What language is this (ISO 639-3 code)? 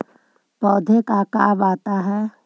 mag